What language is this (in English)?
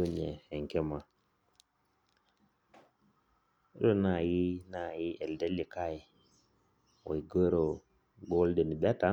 Masai